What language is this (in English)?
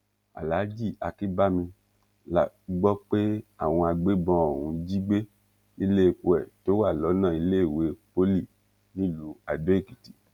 Yoruba